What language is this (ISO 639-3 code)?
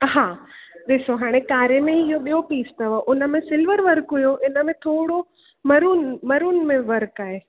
snd